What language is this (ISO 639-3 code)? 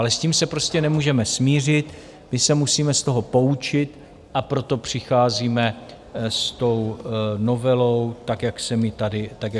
ces